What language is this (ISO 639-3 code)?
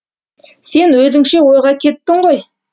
kaz